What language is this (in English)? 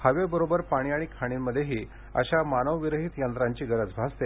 Marathi